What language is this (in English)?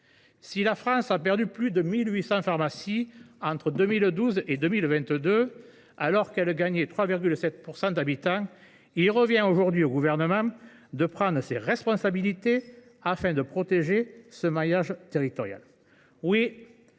French